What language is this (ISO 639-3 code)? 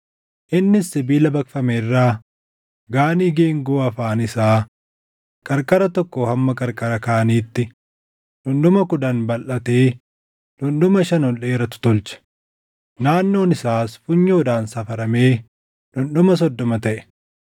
orm